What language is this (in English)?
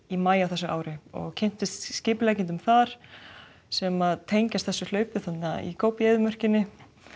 Icelandic